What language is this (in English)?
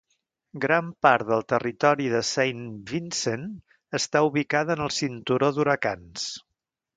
Catalan